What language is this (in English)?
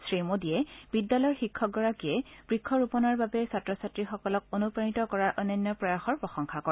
Assamese